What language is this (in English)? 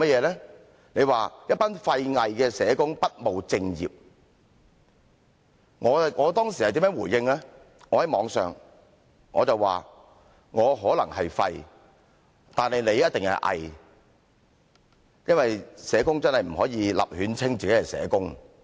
Cantonese